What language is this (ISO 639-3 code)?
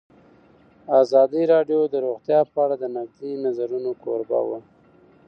pus